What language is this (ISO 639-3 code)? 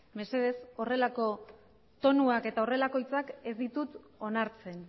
eus